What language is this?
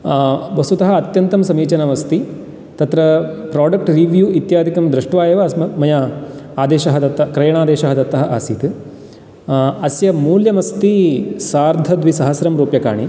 Sanskrit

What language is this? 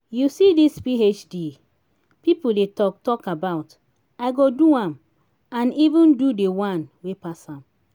Nigerian Pidgin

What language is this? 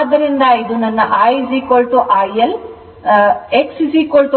Kannada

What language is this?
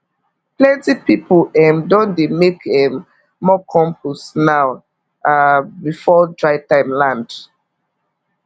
Nigerian Pidgin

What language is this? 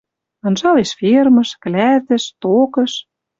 Western Mari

